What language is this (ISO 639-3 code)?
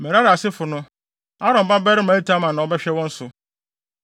aka